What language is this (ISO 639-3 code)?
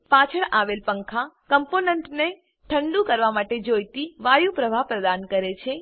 guj